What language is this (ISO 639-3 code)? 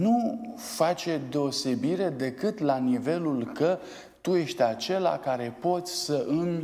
ron